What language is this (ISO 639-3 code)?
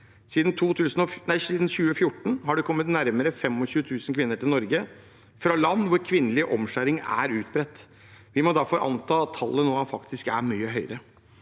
nor